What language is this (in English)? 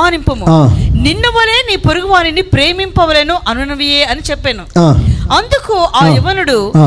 Telugu